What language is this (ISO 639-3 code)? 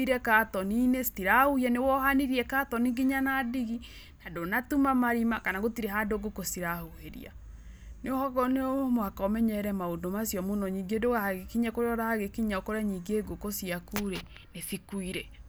kik